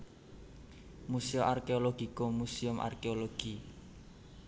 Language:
Javanese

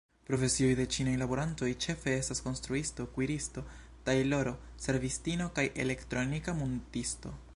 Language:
Esperanto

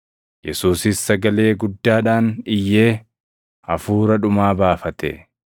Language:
Oromo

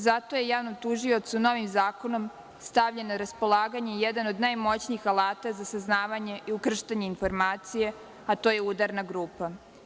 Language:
Serbian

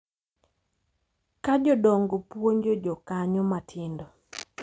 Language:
Luo (Kenya and Tanzania)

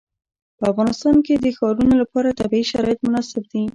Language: Pashto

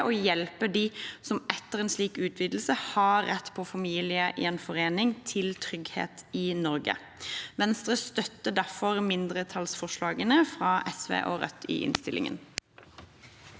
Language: Norwegian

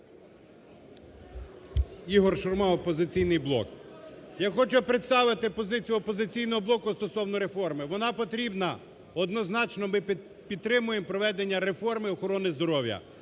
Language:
Ukrainian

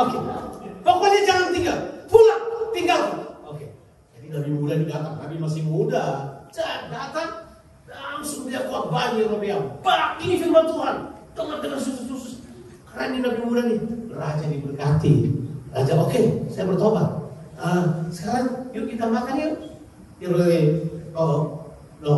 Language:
Indonesian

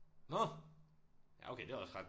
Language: Danish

